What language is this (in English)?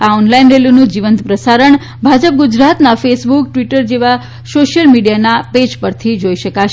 Gujarati